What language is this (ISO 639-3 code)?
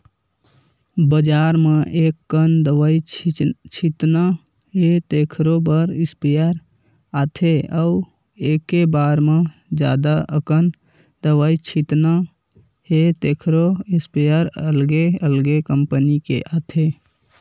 hne